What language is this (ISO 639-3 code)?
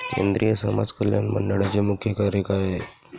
mar